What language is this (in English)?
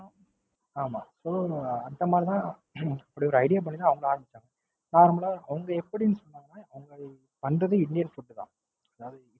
Tamil